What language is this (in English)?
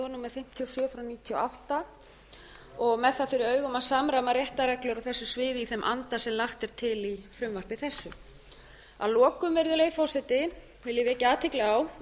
Icelandic